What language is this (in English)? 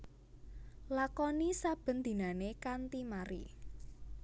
Javanese